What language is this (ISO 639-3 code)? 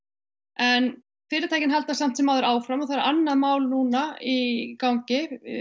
isl